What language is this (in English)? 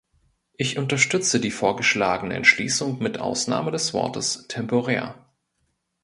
German